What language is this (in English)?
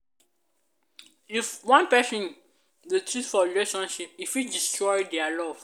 Nigerian Pidgin